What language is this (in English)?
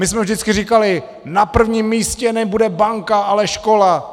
Czech